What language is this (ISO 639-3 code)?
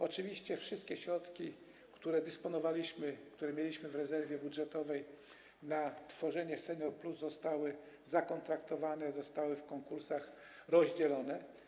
pol